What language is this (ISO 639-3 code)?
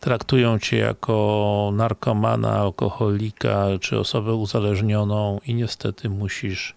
pol